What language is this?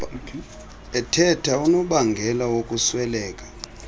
Xhosa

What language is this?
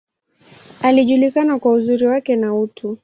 Swahili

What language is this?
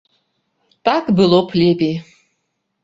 Belarusian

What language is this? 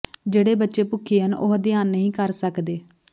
Punjabi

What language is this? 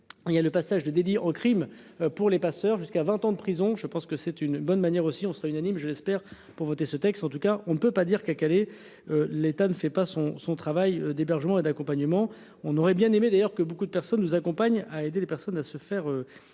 French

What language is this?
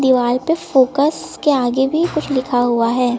Hindi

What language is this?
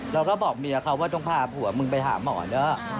Thai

